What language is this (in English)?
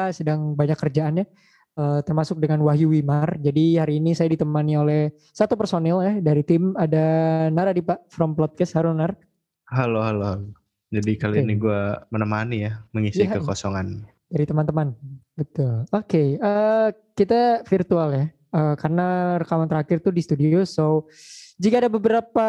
Indonesian